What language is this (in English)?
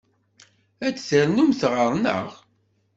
Kabyle